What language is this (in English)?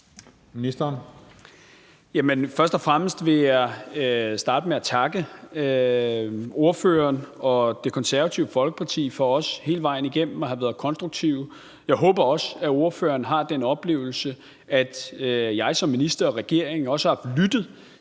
Danish